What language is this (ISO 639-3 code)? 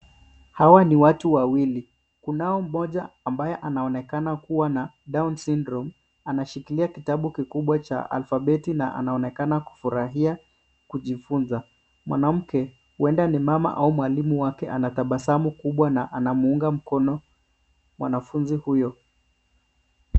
swa